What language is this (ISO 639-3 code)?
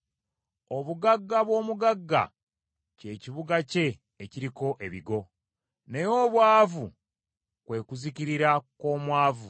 lug